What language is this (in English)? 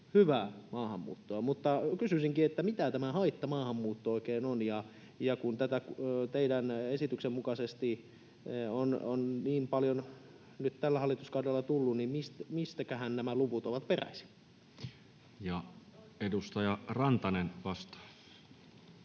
Finnish